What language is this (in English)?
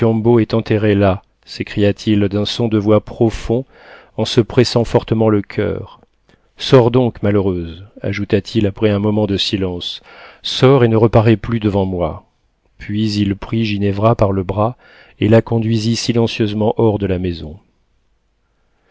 French